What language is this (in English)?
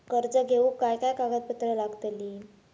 Marathi